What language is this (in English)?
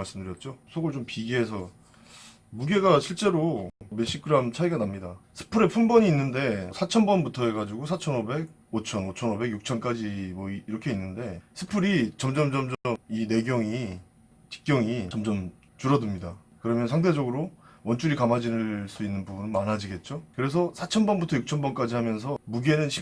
Korean